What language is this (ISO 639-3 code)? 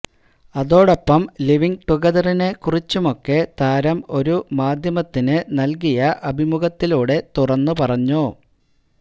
mal